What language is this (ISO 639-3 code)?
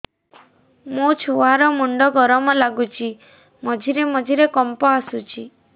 ori